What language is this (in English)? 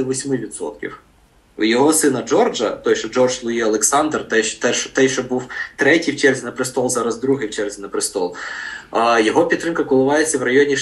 Ukrainian